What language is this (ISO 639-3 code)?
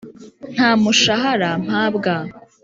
kin